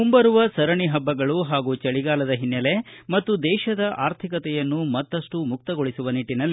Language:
Kannada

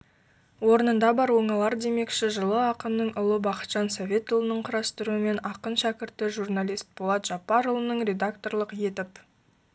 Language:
Kazakh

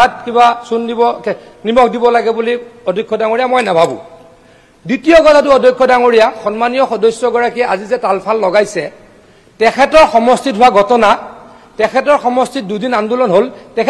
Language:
Bangla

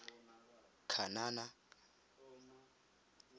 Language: Tswana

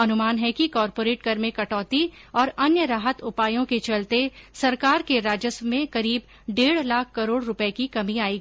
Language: Hindi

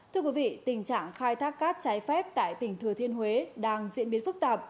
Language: Vietnamese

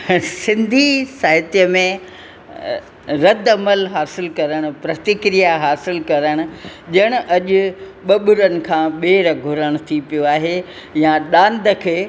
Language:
Sindhi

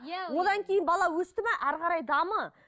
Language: Kazakh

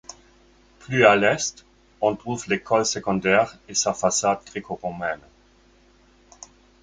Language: French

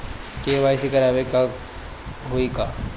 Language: Bhojpuri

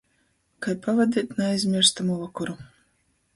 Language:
Latgalian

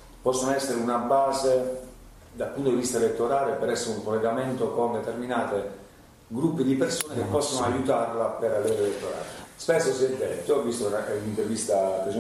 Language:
Italian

